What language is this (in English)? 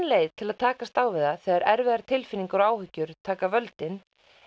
Icelandic